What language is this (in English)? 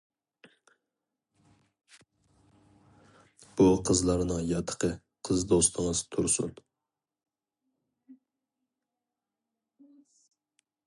Uyghur